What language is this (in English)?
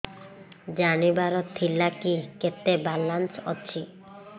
Odia